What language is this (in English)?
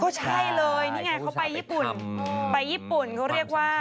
Thai